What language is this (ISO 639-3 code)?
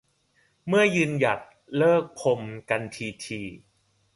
tha